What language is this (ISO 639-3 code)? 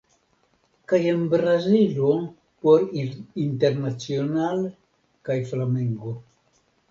epo